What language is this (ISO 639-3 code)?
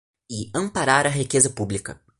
por